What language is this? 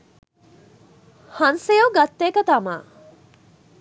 Sinhala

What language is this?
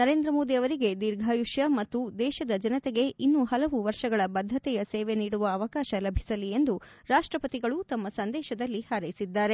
Kannada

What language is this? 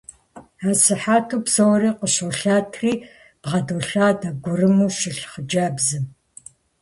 Kabardian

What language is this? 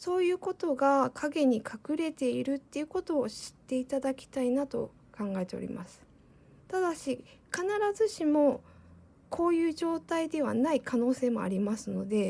Japanese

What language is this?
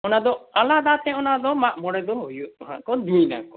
Santali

